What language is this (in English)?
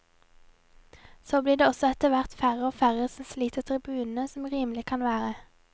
Norwegian